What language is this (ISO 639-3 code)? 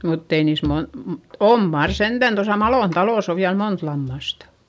fin